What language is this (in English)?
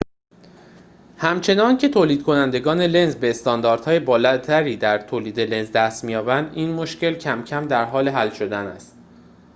Persian